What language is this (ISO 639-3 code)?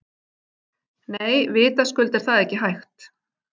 isl